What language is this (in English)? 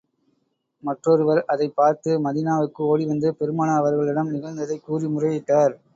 Tamil